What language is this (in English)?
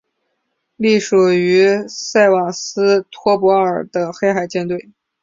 Chinese